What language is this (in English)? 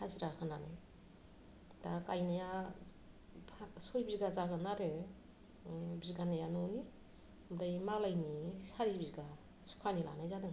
Bodo